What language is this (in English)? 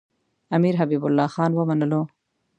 Pashto